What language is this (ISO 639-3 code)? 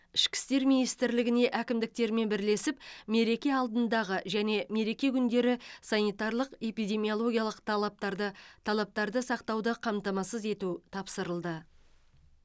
kaz